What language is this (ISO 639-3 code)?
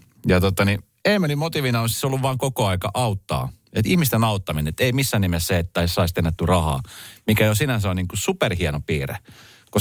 fin